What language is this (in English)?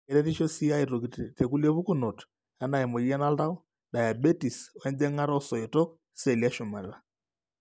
Masai